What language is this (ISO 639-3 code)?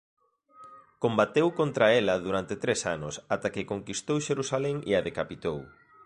glg